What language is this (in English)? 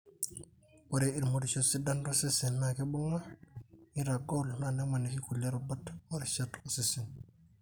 Masai